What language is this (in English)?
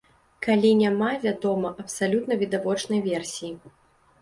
Belarusian